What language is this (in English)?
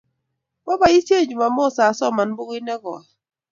Kalenjin